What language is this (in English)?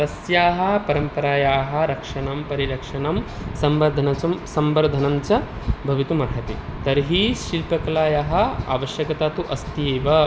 Sanskrit